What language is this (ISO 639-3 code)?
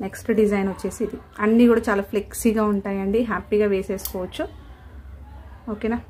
tel